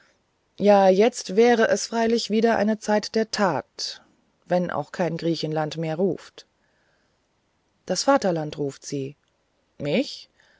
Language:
German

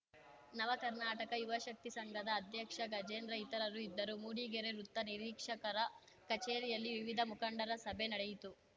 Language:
Kannada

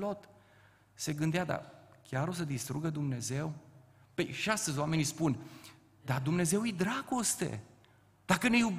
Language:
Romanian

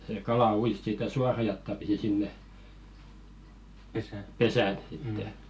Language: Finnish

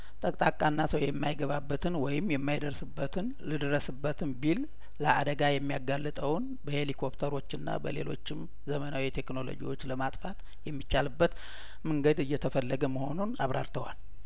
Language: Amharic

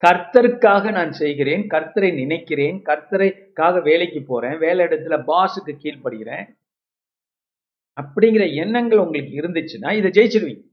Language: Tamil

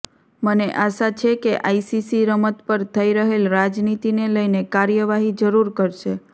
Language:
Gujarati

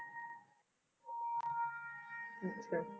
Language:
Punjabi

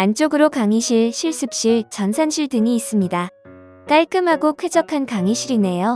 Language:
Korean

